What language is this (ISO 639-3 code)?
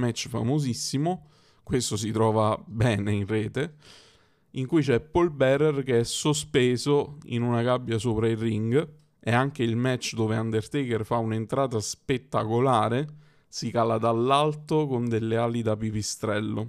ita